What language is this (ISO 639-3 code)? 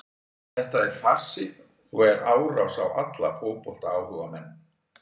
isl